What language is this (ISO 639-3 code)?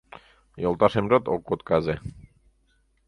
chm